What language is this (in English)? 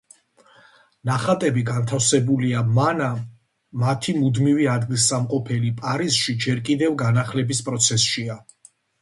Georgian